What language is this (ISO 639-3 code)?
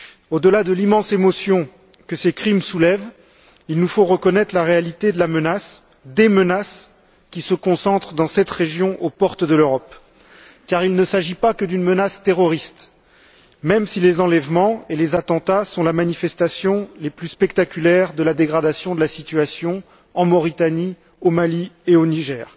fra